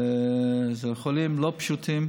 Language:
Hebrew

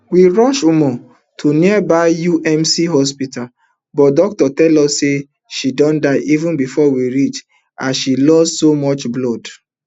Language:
Nigerian Pidgin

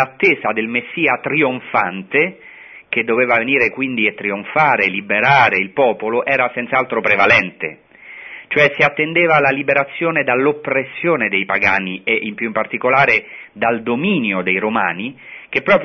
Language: Italian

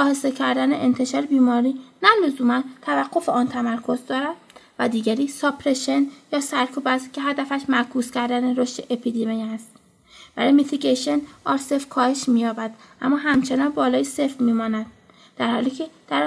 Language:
Persian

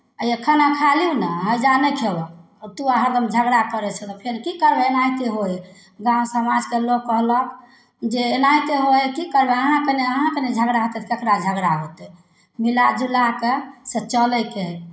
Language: Maithili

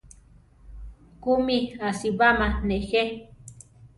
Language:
Central Tarahumara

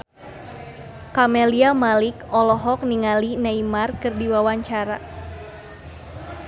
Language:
Sundanese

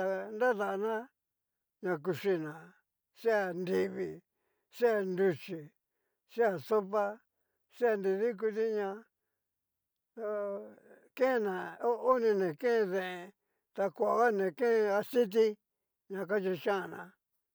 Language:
Cacaloxtepec Mixtec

